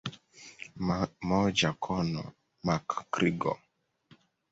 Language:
Swahili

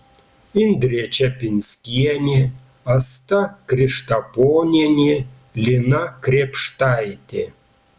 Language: Lithuanian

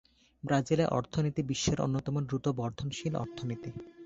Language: Bangla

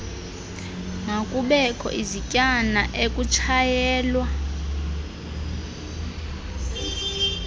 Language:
Xhosa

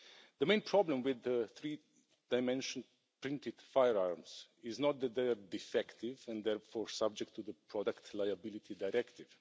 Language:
English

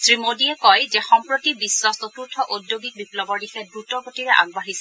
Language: Assamese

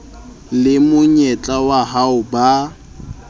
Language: Southern Sotho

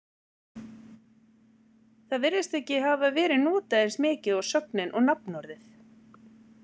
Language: Icelandic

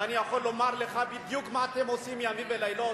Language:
Hebrew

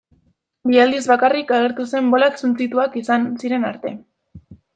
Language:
Basque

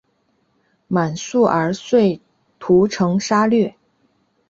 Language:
Chinese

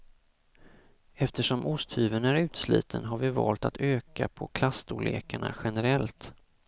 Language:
Swedish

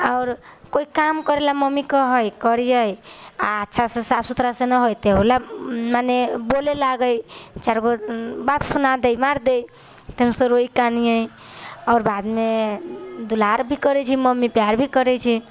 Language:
Maithili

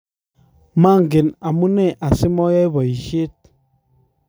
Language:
Kalenjin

